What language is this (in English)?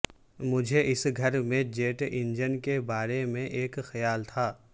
Urdu